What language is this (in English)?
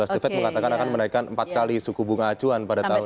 Indonesian